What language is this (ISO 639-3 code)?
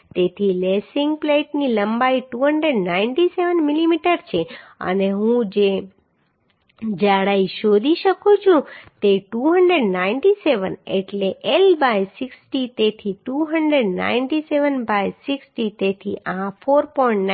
guj